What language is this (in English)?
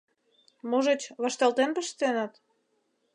Mari